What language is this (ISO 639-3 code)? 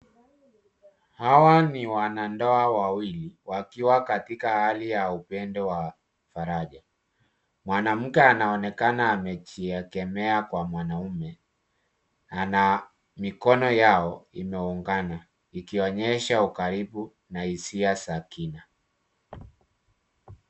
swa